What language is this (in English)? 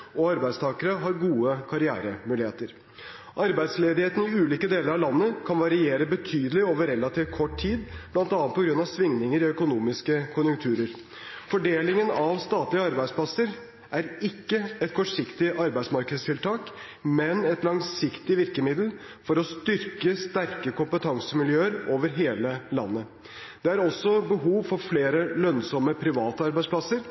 Norwegian Bokmål